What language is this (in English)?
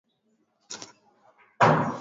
Swahili